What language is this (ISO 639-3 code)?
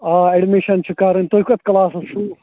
kas